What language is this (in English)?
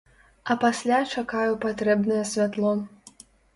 Belarusian